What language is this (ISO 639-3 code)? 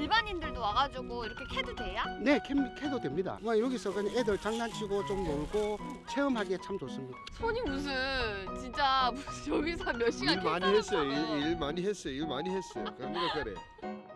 kor